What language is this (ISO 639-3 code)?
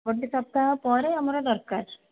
ori